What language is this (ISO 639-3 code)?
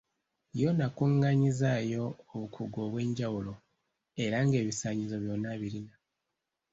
lug